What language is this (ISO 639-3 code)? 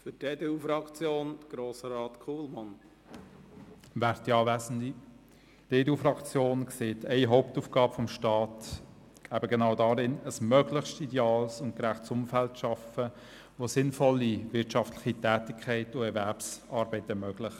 gsw